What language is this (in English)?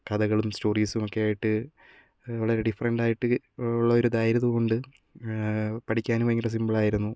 Malayalam